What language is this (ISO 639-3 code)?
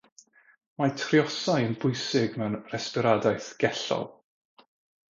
cym